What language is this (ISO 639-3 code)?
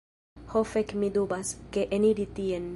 epo